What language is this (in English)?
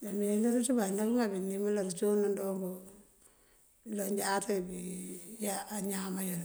Mandjak